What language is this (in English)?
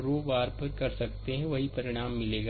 Hindi